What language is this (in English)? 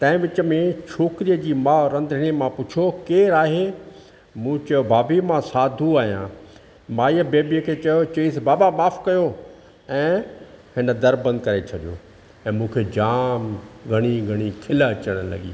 Sindhi